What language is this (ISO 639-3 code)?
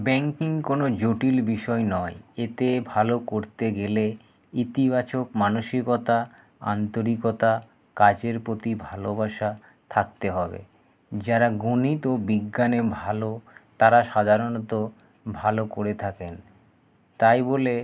ben